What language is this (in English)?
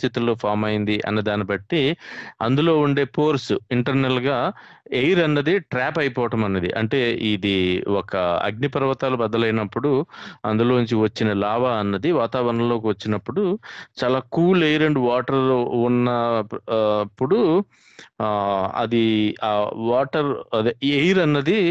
Telugu